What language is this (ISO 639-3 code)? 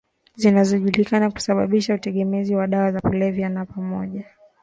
swa